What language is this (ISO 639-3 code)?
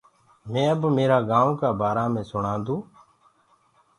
ggg